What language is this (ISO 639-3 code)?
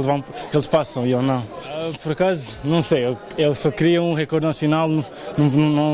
por